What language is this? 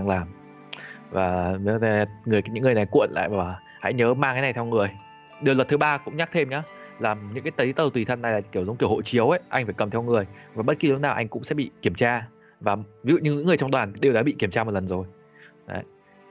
Vietnamese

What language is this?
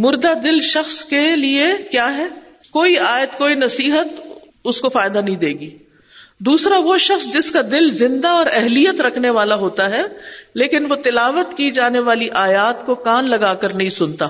Urdu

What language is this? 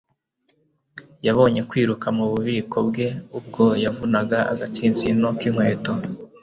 Kinyarwanda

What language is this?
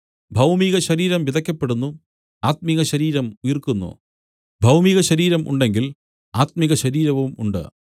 Malayalam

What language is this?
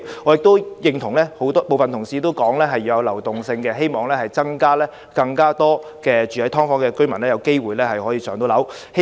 Cantonese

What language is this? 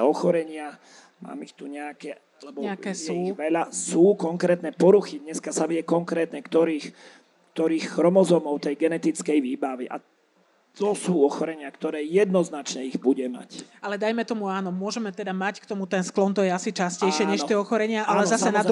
Slovak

